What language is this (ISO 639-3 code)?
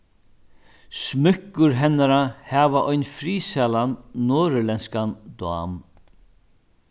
fao